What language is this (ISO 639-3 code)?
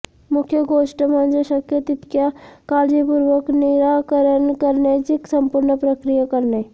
mar